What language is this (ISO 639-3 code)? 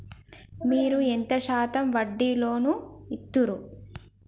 tel